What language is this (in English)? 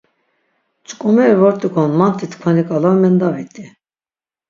Laz